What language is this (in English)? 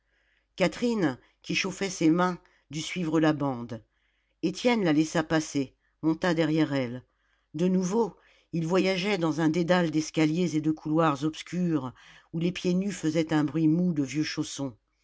French